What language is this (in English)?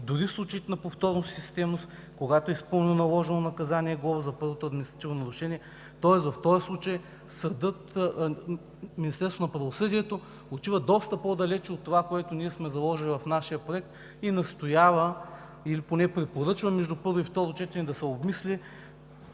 Bulgarian